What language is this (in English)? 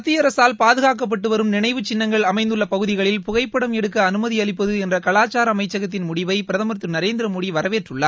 Tamil